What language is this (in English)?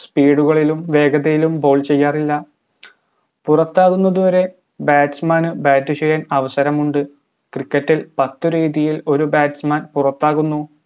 Malayalam